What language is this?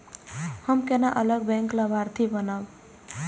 Maithili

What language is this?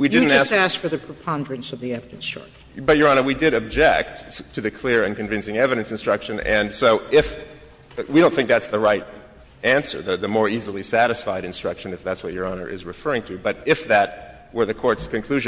English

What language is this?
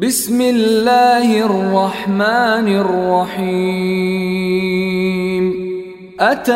Arabic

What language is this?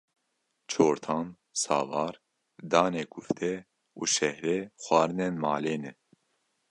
Kurdish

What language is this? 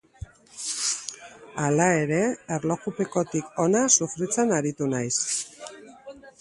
Basque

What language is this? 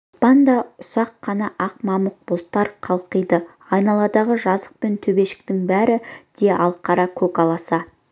Kazakh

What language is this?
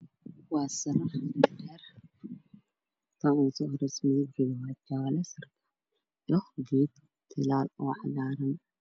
Somali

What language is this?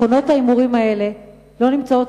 Hebrew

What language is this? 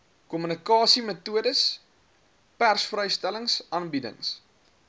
Afrikaans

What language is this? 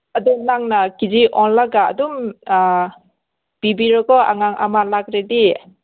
Manipuri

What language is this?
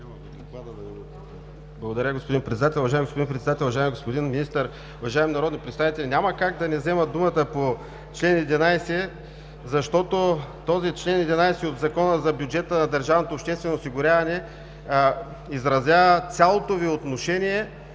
Bulgarian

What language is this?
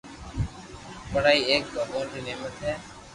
Loarki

